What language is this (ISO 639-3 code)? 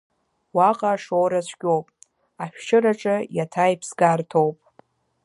abk